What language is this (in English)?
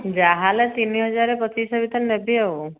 Odia